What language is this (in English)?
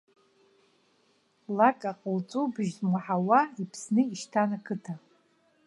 Abkhazian